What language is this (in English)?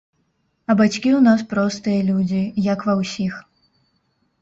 Belarusian